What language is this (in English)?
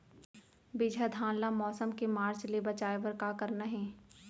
Chhattisgarhi